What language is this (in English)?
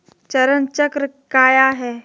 Magahi